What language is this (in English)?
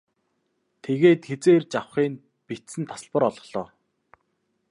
Mongolian